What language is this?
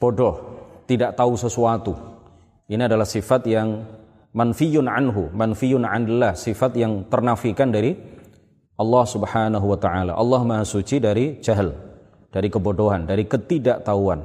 Indonesian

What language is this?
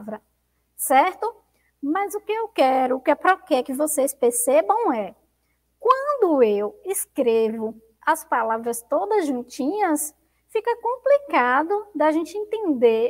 Portuguese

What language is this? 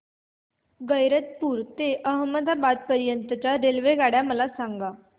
Marathi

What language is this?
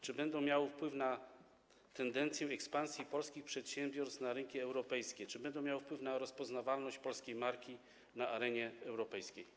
Polish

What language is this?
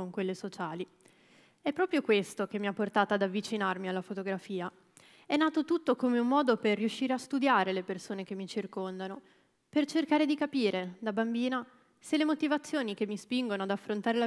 Italian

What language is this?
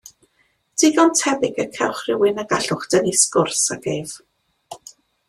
Welsh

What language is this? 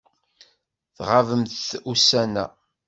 Kabyle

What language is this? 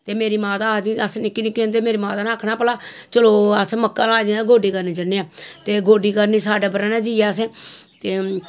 Dogri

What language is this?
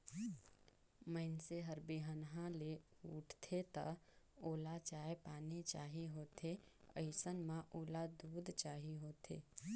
Chhattisgarhi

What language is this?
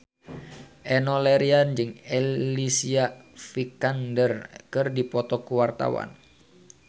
Sundanese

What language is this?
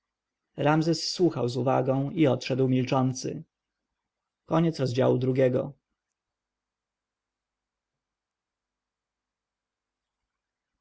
Polish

